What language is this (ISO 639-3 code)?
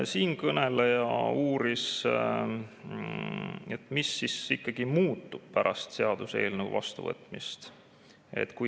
est